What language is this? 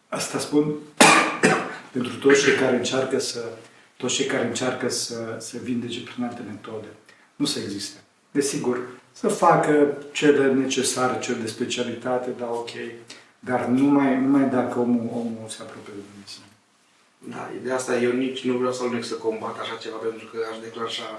Romanian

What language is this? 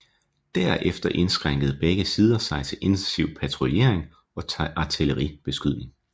Danish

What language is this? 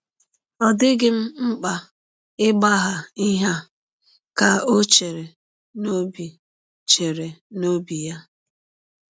Igbo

